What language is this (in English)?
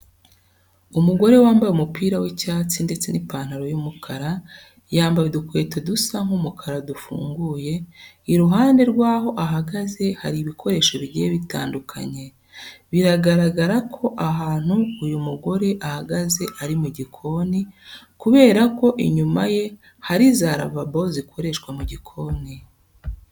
Kinyarwanda